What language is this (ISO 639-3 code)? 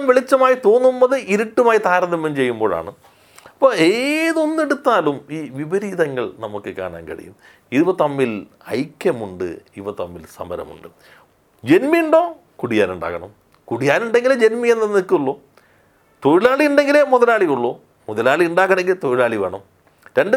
mal